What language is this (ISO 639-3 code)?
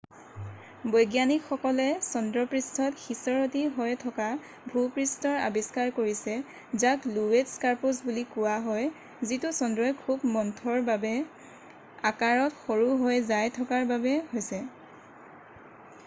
asm